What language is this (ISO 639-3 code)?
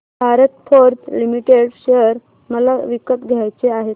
mar